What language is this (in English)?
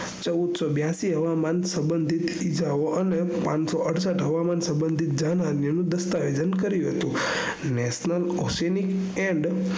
Gujarati